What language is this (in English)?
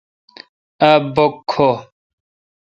Kalkoti